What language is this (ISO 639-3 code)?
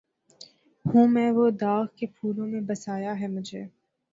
urd